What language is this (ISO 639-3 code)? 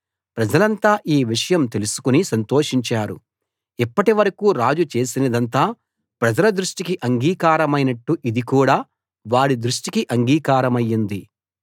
tel